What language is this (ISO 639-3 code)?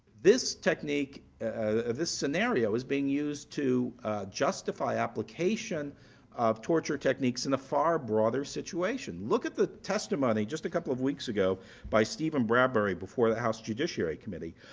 eng